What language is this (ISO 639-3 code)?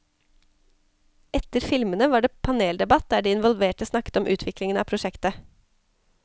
nor